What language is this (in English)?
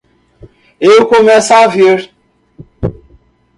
Portuguese